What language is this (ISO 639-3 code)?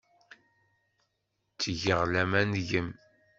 kab